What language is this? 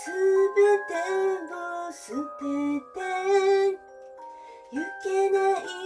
Japanese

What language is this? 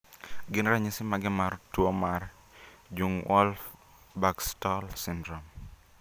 Luo (Kenya and Tanzania)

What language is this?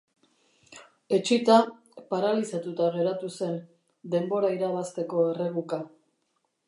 Basque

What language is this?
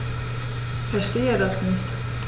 German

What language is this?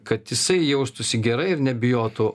Lithuanian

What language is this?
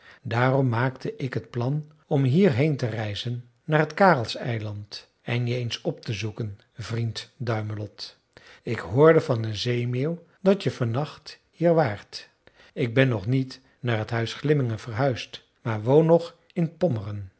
Dutch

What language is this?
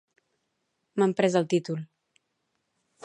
Catalan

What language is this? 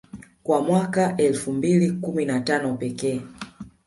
Swahili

